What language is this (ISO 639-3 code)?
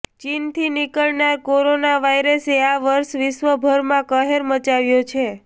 guj